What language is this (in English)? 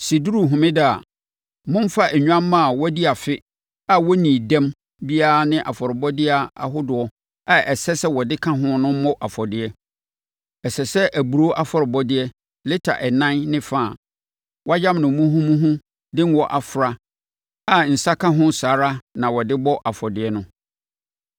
Akan